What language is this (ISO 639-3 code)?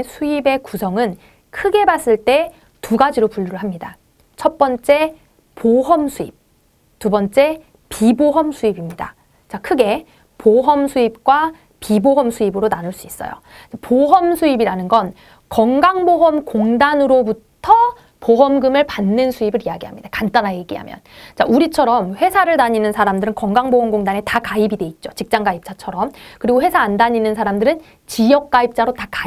kor